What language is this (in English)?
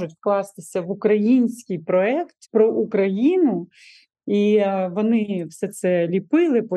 Ukrainian